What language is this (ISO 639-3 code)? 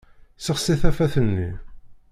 kab